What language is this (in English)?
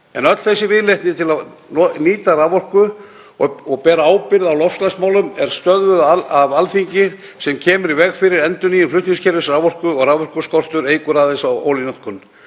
Icelandic